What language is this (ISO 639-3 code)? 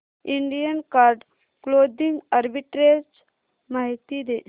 mar